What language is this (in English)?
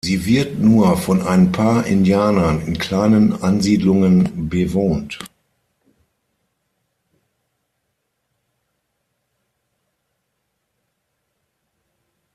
German